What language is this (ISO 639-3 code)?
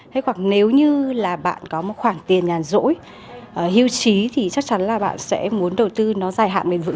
vie